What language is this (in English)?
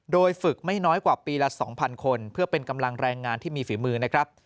Thai